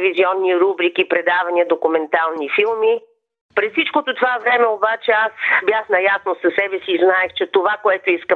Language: Bulgarian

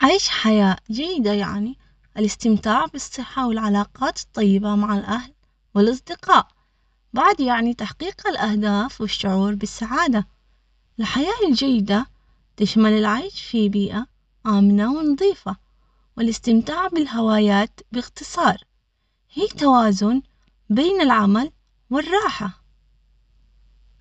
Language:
Omani Arabic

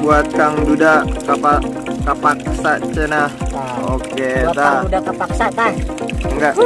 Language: Indonesian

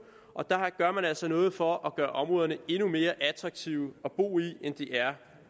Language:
Danish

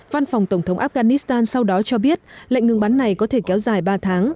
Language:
Vietnamese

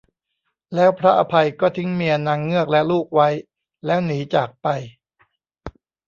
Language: Thai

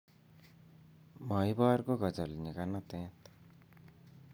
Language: Kalenjin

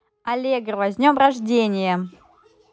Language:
Russian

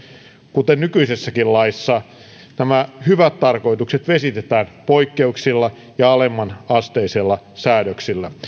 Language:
Finnish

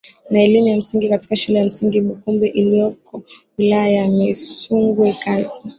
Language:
Swahili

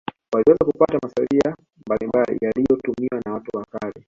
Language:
Swahili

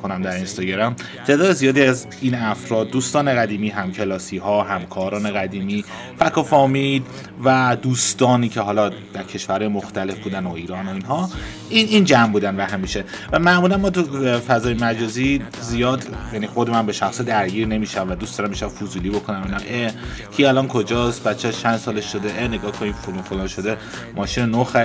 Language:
Persian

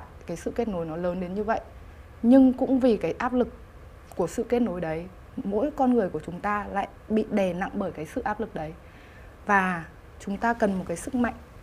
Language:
Vietnamese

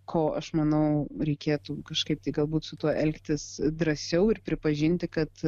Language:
Lithuanian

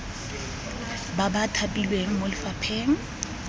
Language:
Tswana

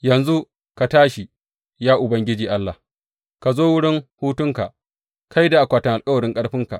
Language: Hausa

